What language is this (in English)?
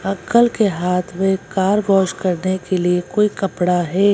Hindi